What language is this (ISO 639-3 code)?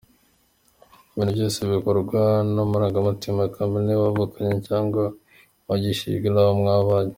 kin